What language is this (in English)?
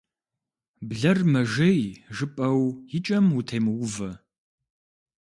Kabardian